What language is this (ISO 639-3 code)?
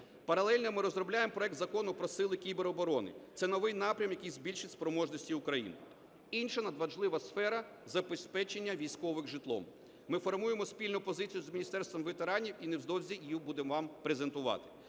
ukr